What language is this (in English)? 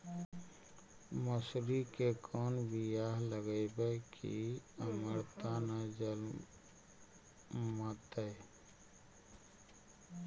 Magahi